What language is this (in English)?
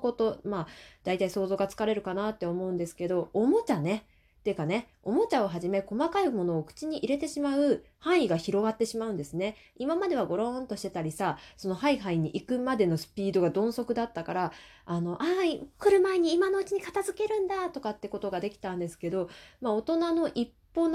Japanese